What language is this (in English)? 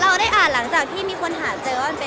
Thai